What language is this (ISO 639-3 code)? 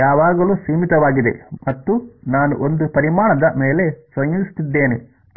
kan